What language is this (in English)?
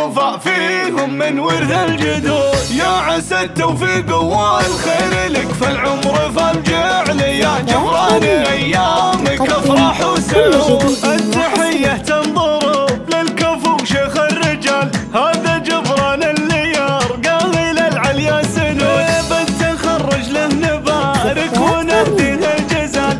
Arabic